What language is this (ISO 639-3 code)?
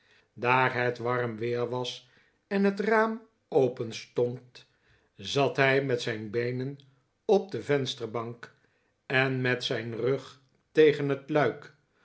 nld